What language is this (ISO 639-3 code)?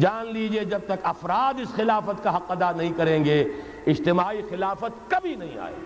urd